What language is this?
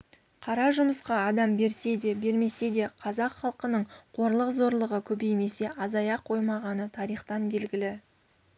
Kazakh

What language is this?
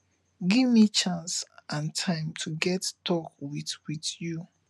Nigerian Pidgin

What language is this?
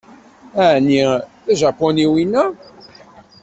Kabyle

